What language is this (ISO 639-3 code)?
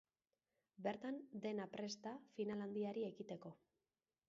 eus